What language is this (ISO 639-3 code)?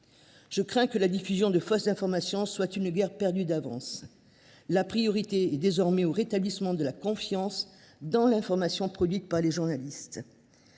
fra